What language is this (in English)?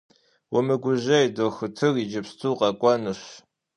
Kabardian